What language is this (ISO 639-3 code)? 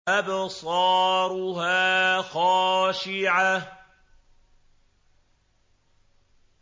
ara